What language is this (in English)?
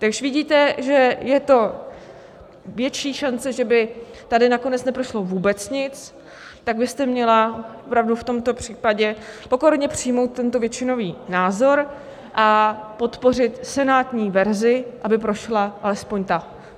Czech